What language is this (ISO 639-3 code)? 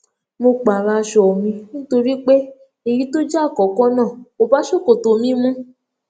yor